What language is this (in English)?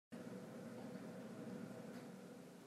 Hakha Chin